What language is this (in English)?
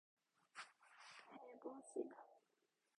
Korean